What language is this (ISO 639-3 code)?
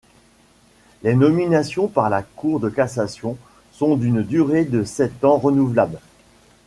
fra